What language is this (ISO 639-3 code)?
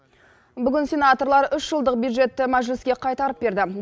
kaz